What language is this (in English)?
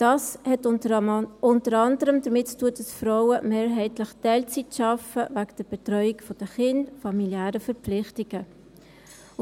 Swiss German